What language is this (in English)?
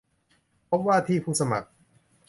Thai